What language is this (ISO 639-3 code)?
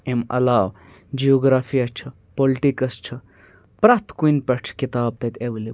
kas